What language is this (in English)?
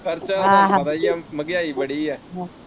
Punjabi